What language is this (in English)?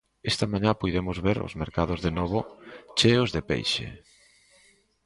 Galician